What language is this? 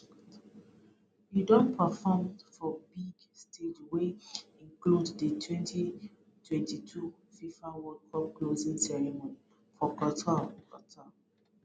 Nigerian Pidgin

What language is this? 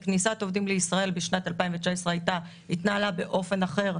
Hebrew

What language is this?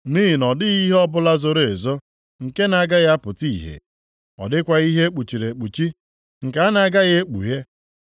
Igbo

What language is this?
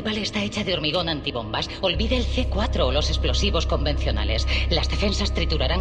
Spanish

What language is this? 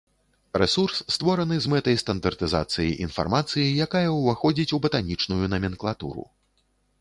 Belarusian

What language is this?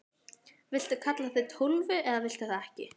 Icelandic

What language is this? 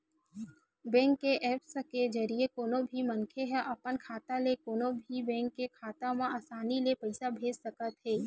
Chhattisgarhi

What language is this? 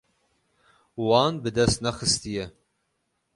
Kurdish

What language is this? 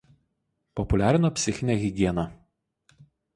Lithuanian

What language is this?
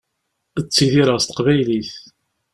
Kabyle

